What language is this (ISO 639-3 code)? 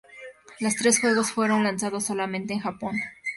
spa